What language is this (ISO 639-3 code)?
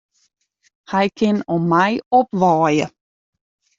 fry